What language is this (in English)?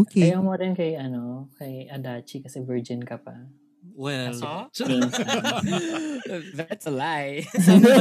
Filipino